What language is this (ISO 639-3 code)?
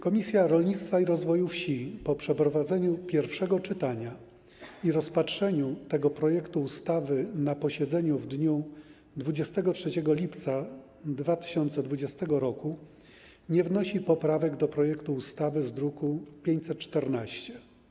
pol